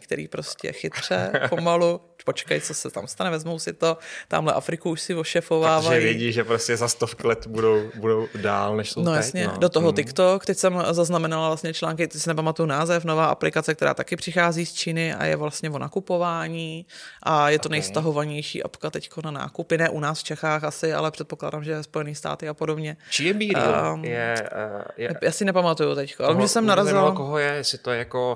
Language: Czech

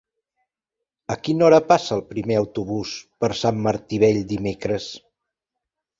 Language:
Catalan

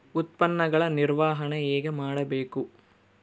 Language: Kannada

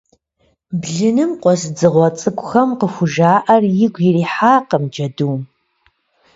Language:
Kabardian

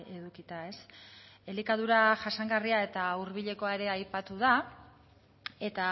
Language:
Basque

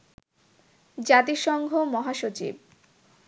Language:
Bangla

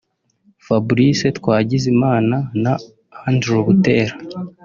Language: Kinyarwanda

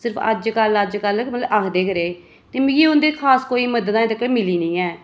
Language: Dogri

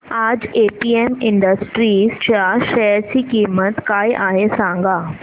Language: Marathi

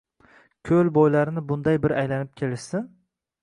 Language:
Uzbek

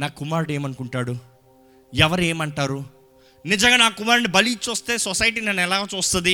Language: Telugu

